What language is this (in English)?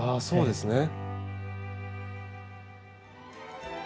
Japanese